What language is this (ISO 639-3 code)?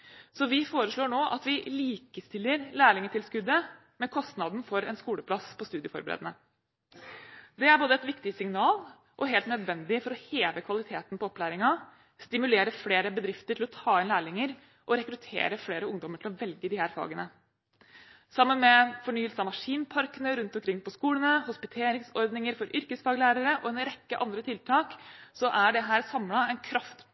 nob